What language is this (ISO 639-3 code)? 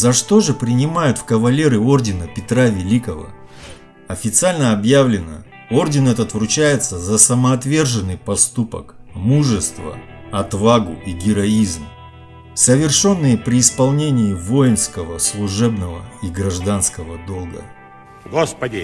rus